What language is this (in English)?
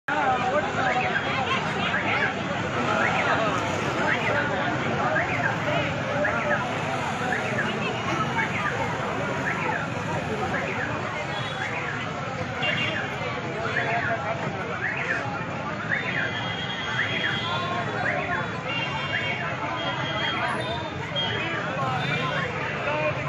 Indonesian